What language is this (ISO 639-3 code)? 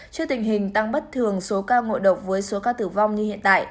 vie